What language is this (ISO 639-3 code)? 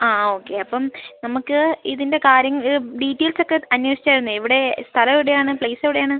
mal